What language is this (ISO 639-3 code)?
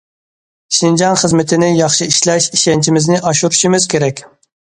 uig